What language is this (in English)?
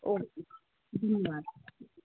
Marathi